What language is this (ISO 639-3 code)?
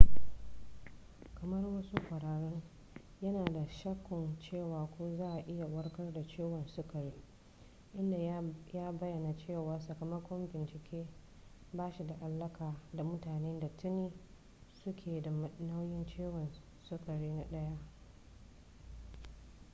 hau